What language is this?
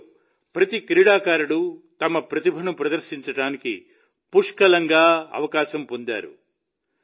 Telugu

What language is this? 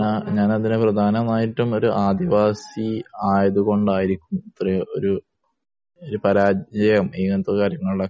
Malayalam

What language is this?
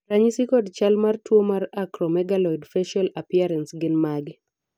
Luo (Kenya and Tanzania)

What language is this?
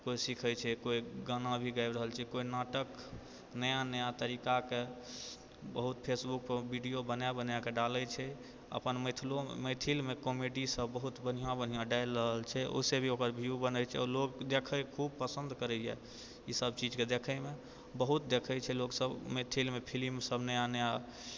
Maithili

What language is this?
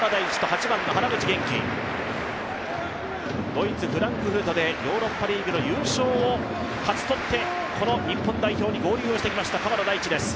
Japanese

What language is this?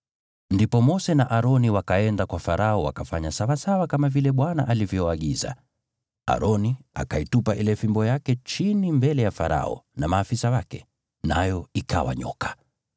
Swahili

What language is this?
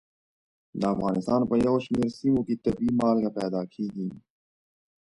Pashto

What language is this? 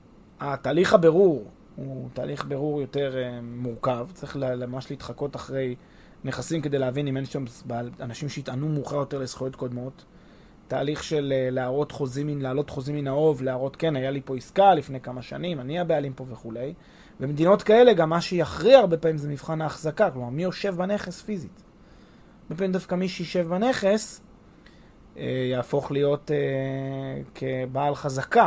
Hebrew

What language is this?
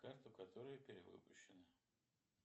Russian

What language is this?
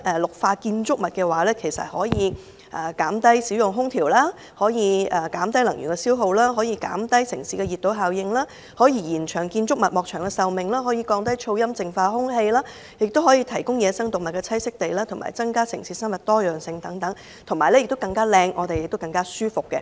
Cantonese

